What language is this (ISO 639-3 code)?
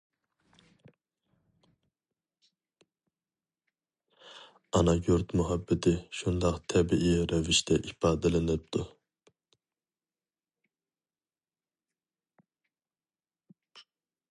uig